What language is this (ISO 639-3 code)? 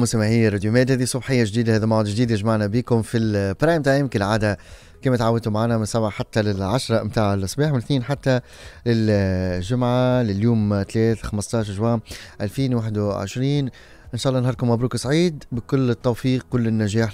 ara